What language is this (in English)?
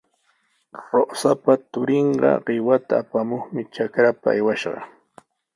Sihuas Ancash Quechua